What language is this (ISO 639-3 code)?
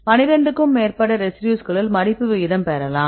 tam